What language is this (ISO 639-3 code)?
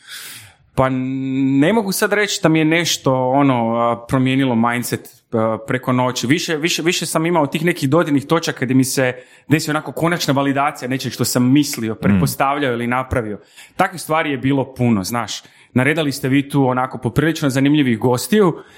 hrv